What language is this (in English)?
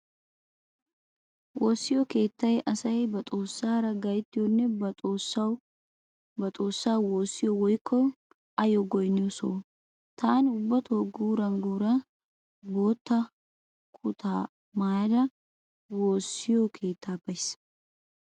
Wolaytta